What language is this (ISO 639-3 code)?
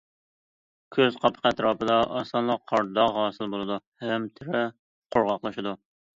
uig